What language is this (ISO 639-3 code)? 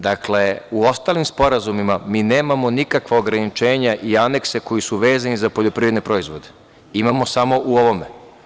srp